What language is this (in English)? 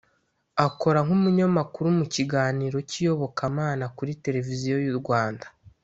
Kinyarwanda